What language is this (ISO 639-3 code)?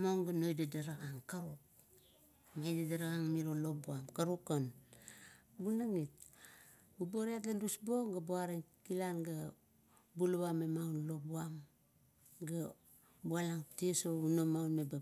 kto